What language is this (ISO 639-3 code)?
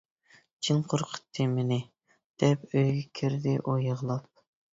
uig